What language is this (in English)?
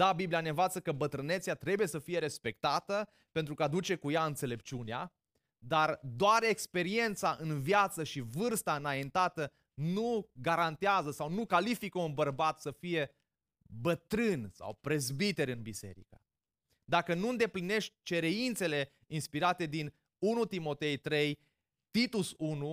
Romanian